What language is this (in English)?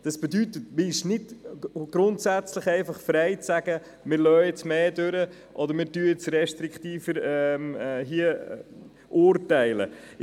Swiss German